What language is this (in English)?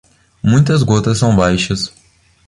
Portuguese